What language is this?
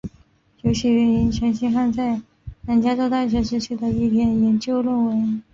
Chinese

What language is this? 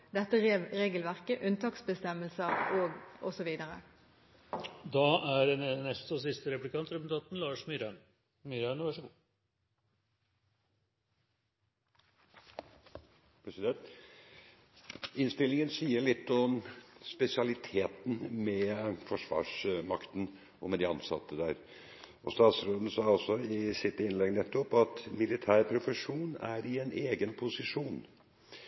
Norwegian Bokmål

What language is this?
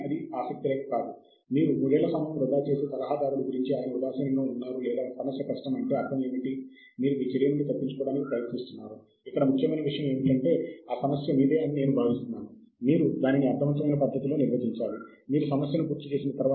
Telugu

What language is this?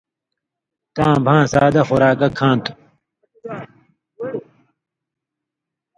Indus Kohistani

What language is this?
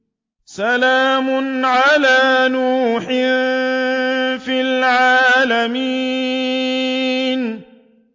Arabic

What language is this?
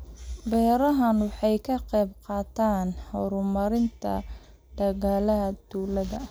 Somali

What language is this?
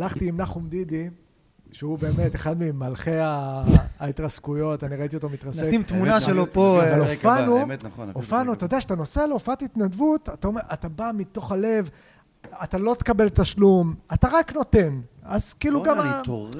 Hebrew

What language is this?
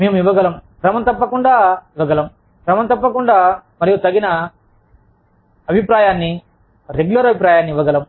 Telugu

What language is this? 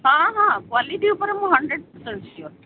Odia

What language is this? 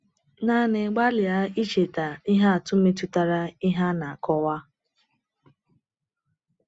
Igbo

